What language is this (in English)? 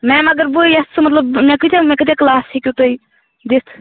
Kashmiri